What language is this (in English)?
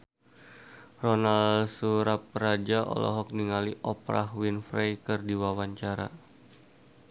Sundanese